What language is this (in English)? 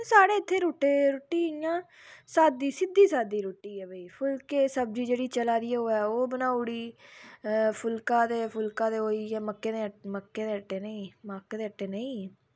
Dogri